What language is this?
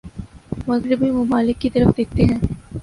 Urdu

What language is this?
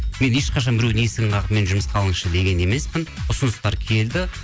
Kazakh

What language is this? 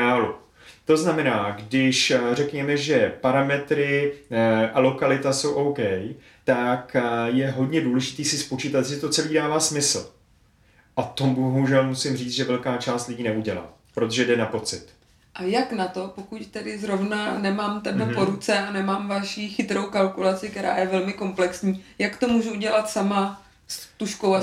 Czech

